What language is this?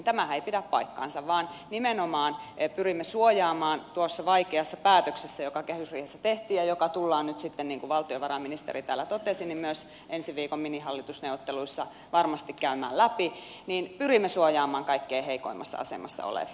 Finnish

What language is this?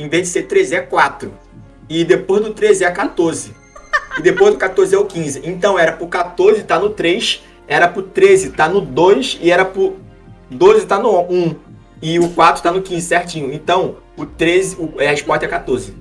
Portuguese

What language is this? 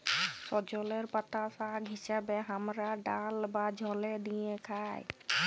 Bangla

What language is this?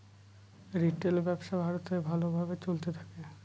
Bangla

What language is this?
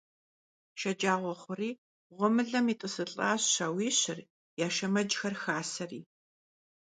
Kabardian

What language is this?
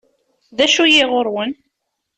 Kabyle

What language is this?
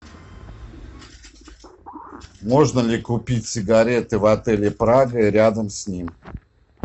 Russian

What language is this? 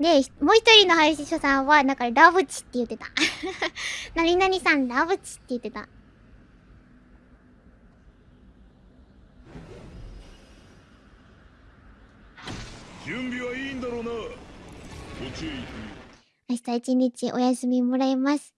Japanese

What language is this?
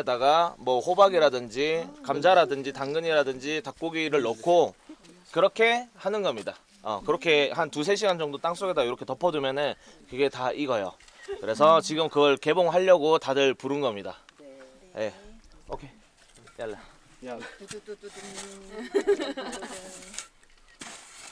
Korean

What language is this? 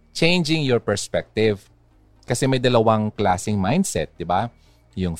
Filipino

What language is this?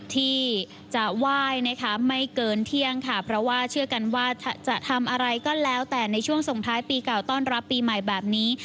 Thai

